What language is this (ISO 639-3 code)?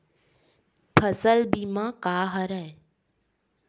hne